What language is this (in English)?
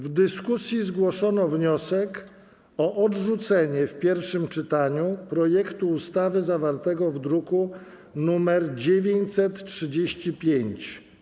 Polish